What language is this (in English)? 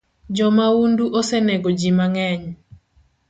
Luo (Kenya and Tanzania)